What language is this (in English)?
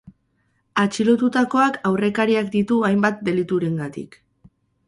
Basque